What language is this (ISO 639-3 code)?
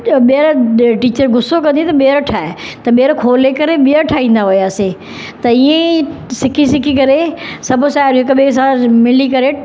snd